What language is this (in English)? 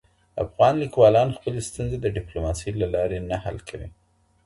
Pashto